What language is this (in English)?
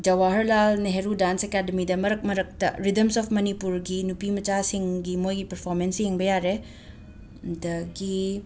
Manipuri